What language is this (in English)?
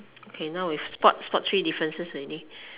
English